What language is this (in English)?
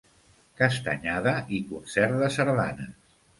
Catalan